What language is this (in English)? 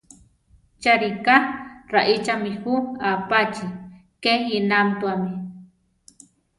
Central Tarahumara